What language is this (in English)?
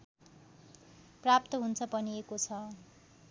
Nepali